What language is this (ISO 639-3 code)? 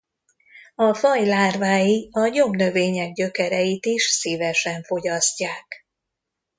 hun